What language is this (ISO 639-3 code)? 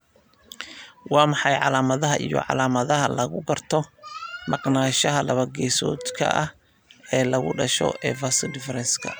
som